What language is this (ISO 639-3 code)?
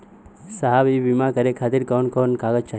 bho